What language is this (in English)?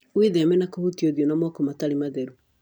Kikuyu